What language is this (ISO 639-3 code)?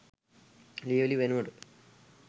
sin